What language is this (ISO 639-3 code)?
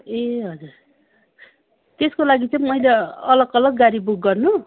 nep